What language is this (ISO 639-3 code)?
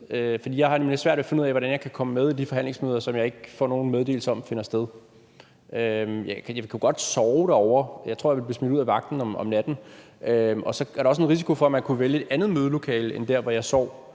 dan